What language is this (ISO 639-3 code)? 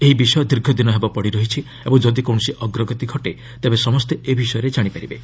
ori